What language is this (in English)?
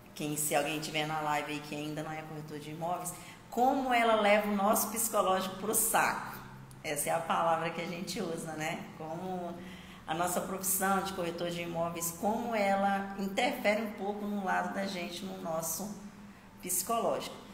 Portuguese